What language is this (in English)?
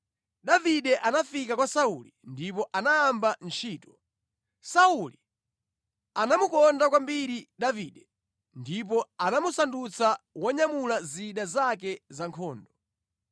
Nyanja